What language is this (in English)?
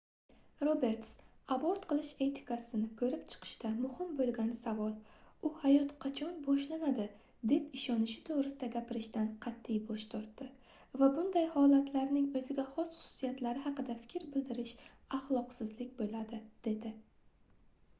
Uzbek